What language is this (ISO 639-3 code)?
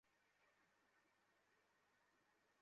ben